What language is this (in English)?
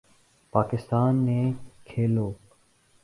Urdu